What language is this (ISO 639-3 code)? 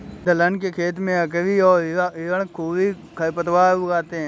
hin